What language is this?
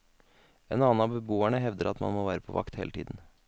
Norwegian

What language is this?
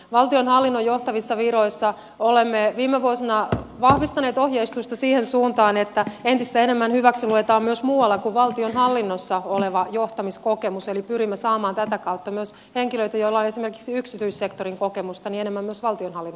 Finnish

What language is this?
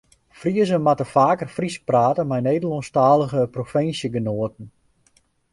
Western Frisian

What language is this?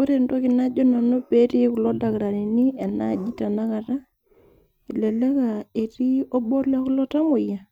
Masai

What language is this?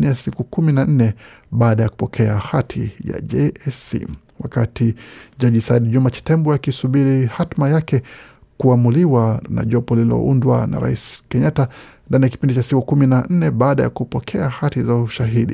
Swahili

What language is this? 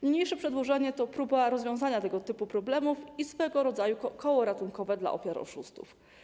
Polish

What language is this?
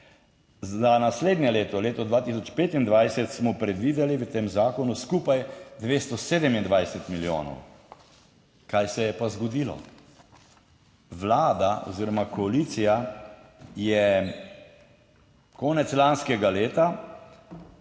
Slovenian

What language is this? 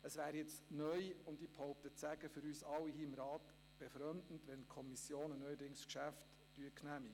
Swiss German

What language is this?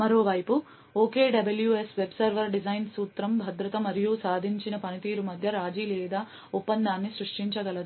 Telugu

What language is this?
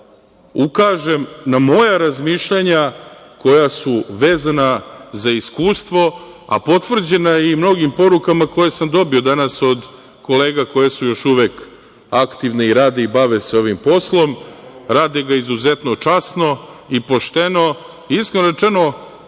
Serbian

